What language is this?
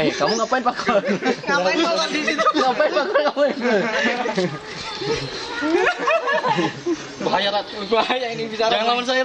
Indonesian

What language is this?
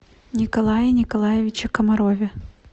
Russian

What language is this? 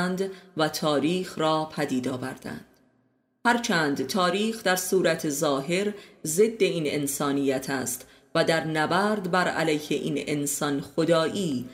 Persian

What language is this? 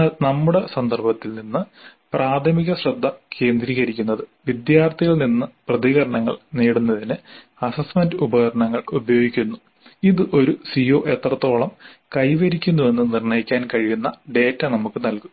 Malayalam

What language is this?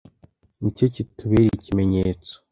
Kinyarwanda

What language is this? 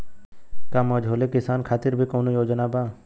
Bhojpuri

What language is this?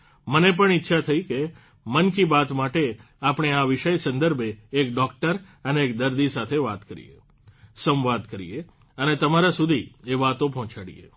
Gujarati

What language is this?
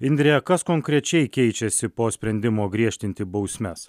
Lithuanian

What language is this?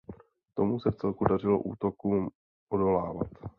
Czech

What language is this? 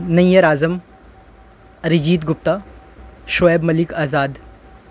Urdu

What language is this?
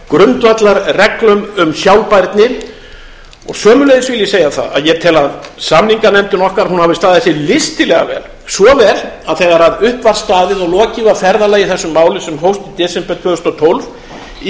Icelandic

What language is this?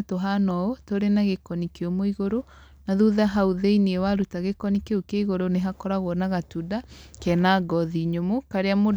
Kikuyu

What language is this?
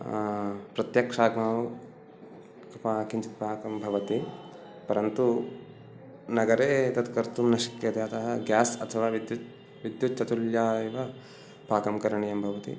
Sanskrit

